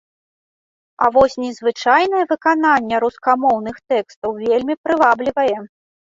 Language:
Belarusian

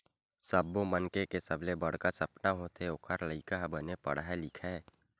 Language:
Chhattisgarhi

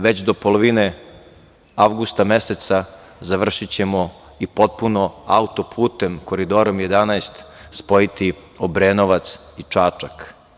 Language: Serbian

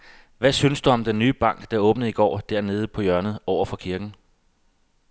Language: Danish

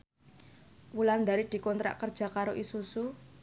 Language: Javanese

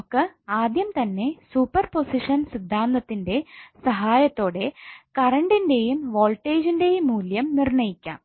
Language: Malayalam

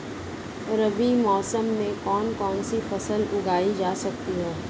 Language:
Hindi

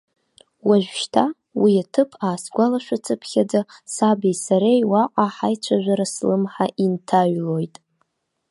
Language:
Abkhazian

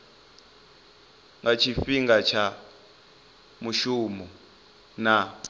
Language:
Venda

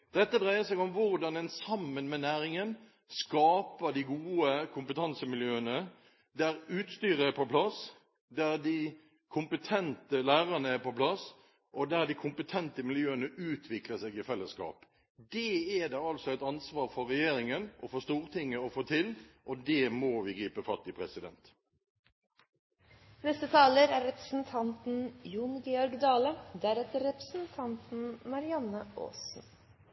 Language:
Norwegian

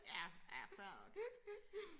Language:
Danish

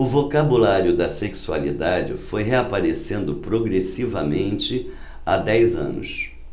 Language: Portuguese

